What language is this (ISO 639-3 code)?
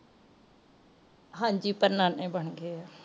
pan